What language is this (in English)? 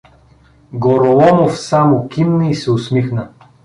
Bulgarian